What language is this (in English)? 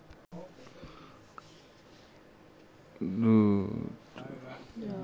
Magahi